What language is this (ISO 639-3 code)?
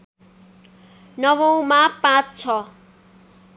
nep